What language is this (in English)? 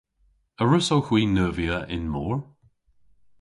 Cornish